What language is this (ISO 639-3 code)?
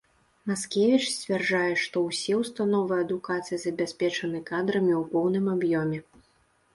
bel